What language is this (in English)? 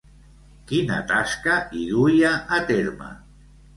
Catalan